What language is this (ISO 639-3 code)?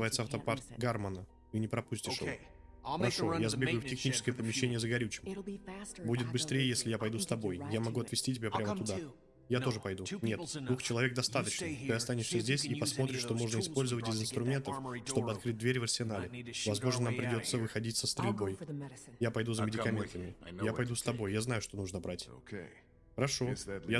rus